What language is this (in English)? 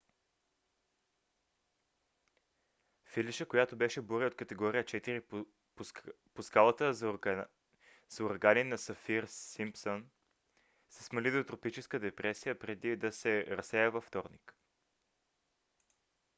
Bulgarian